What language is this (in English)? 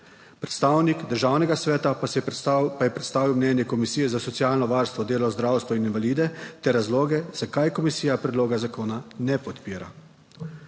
Slovenian